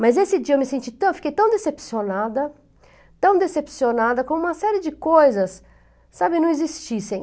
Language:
Portuguese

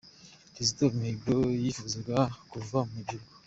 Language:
Kinyarwanda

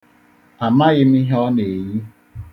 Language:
Igbo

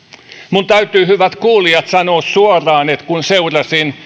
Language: Finnish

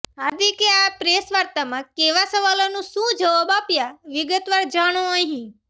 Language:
Gujarati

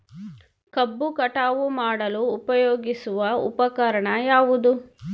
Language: Kannada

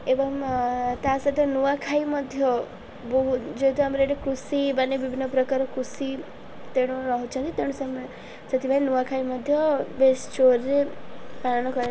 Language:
Odia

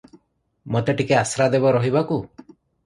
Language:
Odia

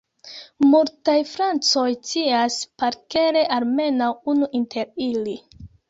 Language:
Esperanto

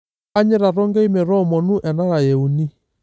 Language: Masai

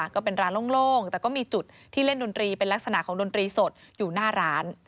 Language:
Thai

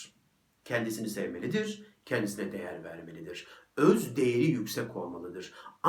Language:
Turkish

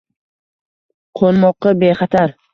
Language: Uzbek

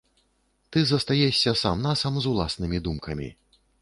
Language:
Belarusian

